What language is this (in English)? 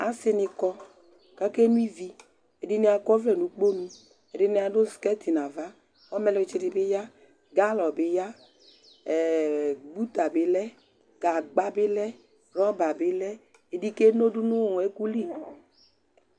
Ikposo